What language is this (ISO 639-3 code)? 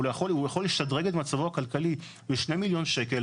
heb